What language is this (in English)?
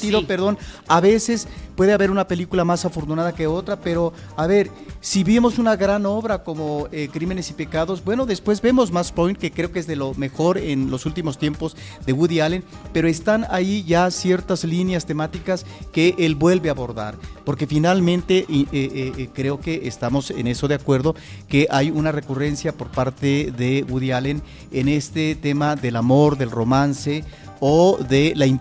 Spanish